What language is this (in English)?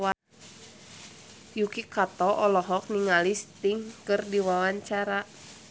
Sundanese